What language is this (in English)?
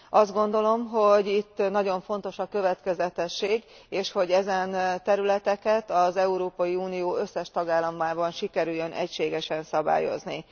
Hungarian